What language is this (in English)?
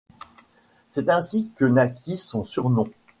French